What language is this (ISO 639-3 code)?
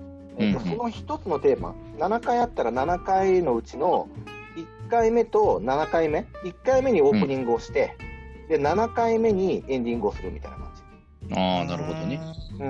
jpn